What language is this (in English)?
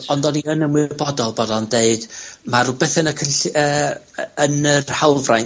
Welsh